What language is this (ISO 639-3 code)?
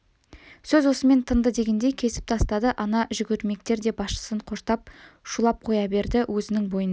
kaz